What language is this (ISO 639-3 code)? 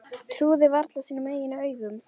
isl